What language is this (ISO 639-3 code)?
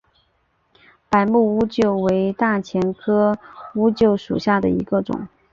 zho